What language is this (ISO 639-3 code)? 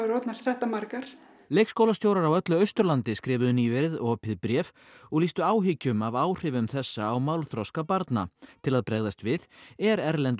isl